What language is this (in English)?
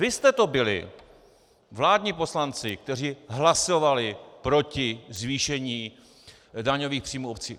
Czech